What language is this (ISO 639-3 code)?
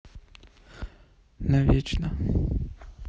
rus